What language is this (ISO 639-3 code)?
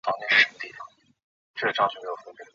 zho